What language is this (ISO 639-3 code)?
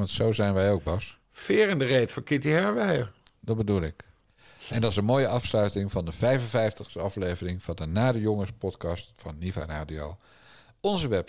nld